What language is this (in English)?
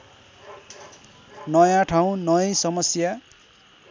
Nepali